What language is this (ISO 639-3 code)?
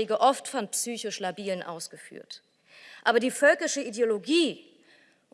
deu